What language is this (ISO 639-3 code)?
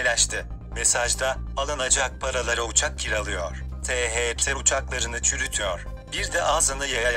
tur